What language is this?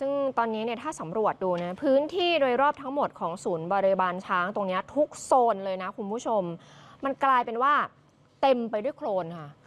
Thai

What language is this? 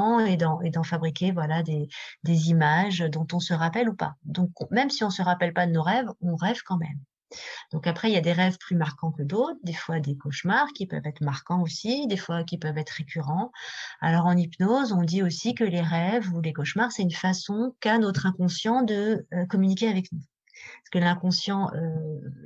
French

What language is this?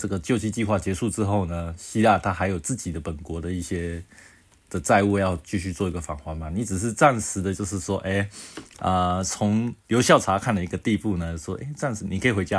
Chinese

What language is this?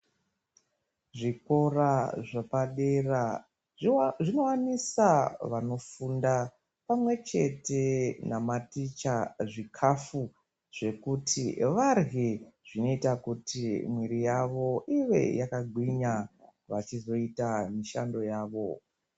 Ndau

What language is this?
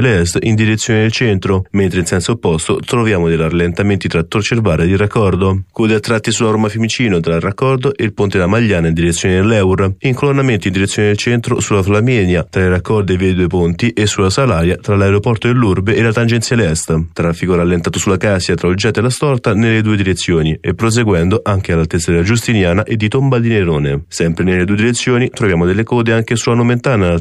Italian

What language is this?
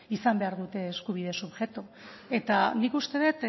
Basque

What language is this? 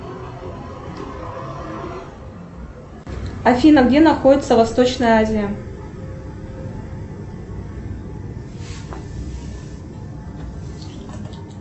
Russian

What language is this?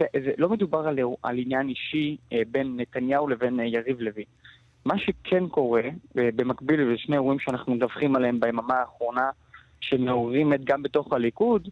Hebrew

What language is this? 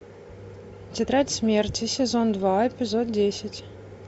Russian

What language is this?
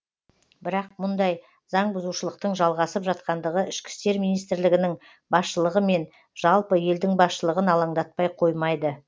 Kazakh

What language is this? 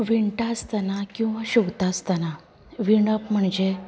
Konkani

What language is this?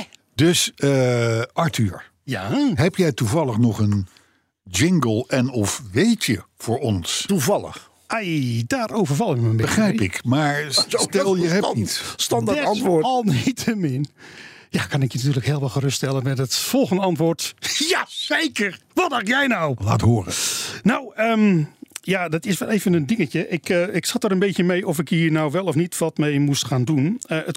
Dutch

